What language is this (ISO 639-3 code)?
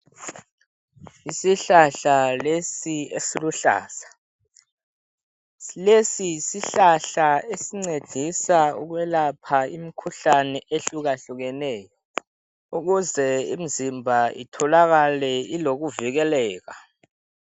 nde